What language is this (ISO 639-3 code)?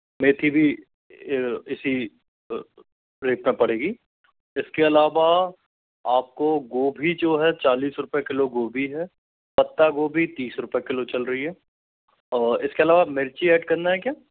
hin